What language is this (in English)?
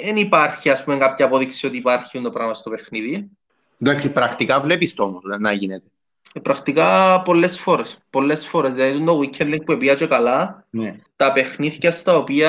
Greek